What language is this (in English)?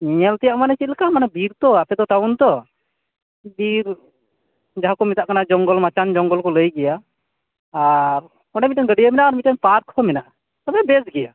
Santali